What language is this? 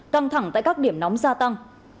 Vietnamese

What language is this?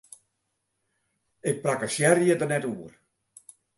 Western Frisian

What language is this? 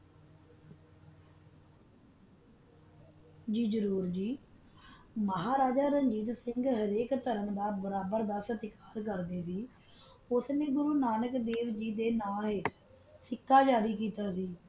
Punjabi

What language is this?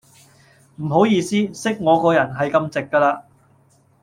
Cantonese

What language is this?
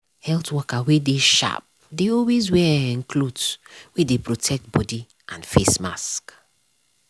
Nigerian Pidgin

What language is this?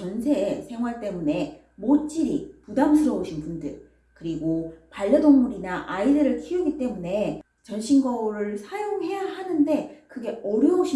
Korean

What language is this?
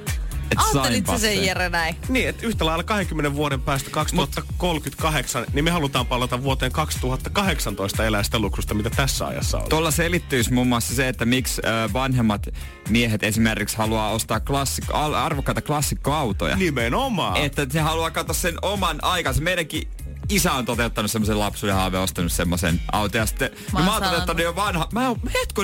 Finnish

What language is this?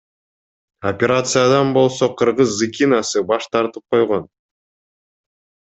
Kyrgyz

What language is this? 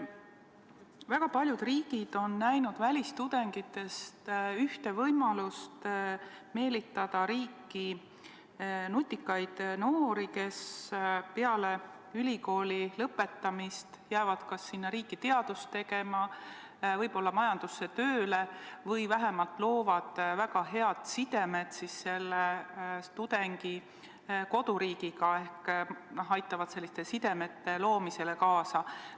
Estonian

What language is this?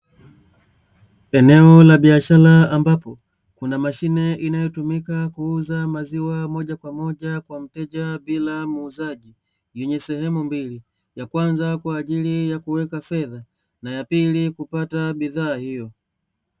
Swahili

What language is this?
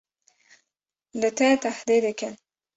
Kurdish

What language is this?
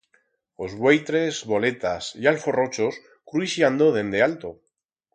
Aragonese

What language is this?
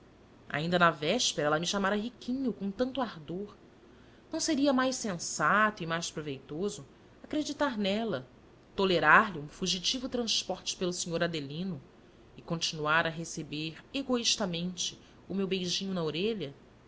Portuguese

